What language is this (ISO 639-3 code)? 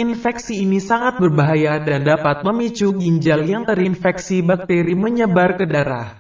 ind